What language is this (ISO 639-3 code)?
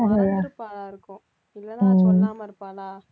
tam